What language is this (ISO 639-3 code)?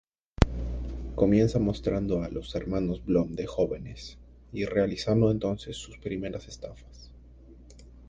spa